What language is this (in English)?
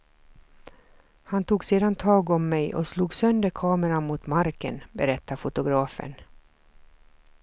Swedish